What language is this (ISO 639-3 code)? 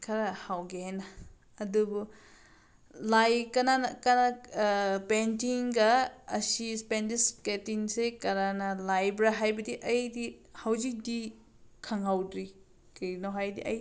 mni